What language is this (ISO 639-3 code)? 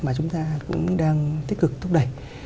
vie